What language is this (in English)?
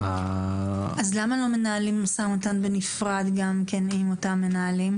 Hebrew